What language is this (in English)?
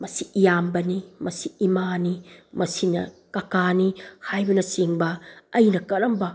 Manipuri